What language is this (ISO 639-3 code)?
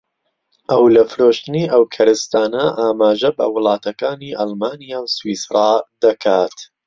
ckb